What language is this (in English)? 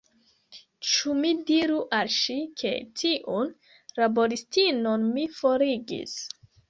Esperanto